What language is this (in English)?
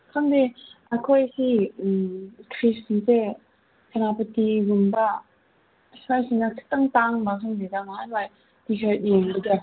Manipuri